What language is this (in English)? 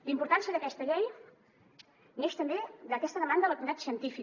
Catalan